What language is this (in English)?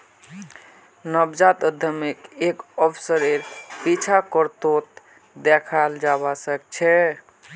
Magahi